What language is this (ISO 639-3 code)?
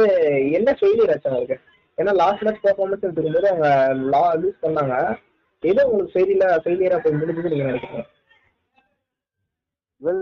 tam